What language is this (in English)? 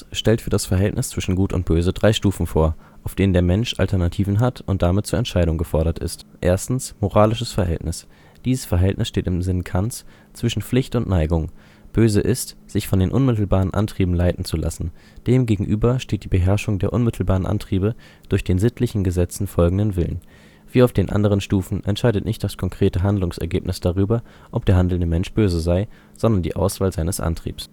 German